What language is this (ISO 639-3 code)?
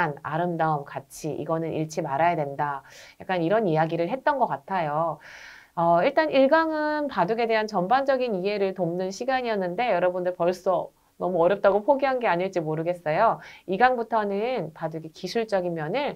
kor